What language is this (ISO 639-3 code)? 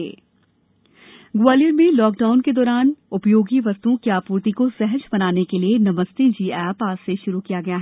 hin